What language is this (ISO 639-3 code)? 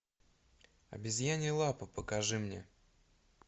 rus